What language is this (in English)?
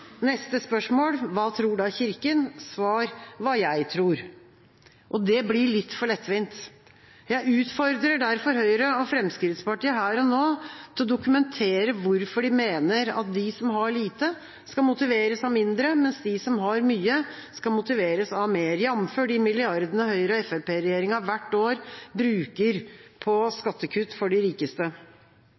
Norwegian Bokmål